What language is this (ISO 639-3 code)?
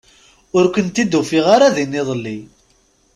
kab